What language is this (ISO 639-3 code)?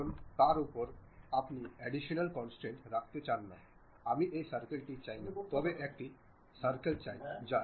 ben